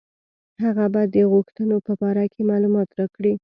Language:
Pashto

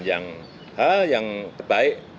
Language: Indonesian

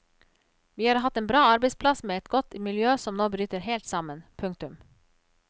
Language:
Norwegian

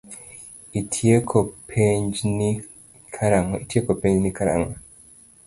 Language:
Luo (Kenya and Tanzania)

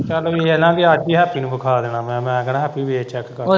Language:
Punjabi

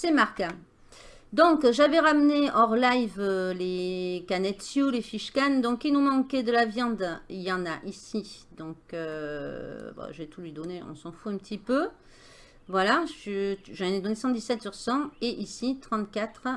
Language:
French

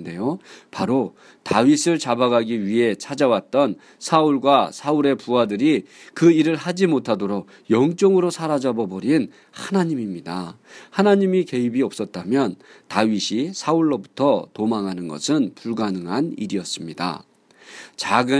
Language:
Korean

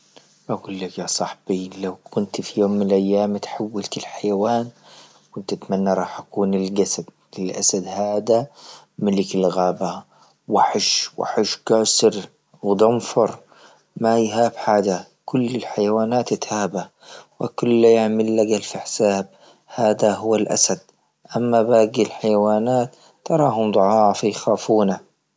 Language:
Libyan Arabic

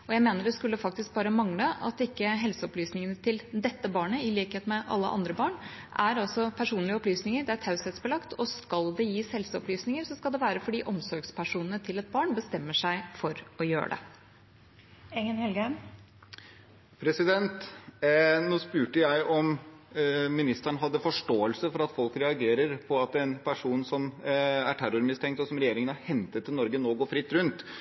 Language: Norwegian Bokmål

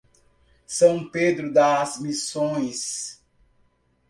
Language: Portuguese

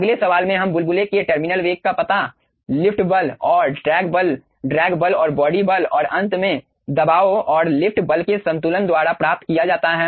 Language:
Hindi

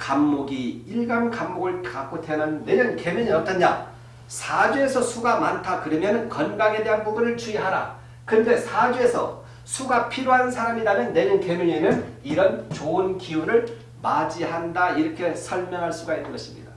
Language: Korean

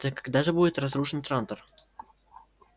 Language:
Russian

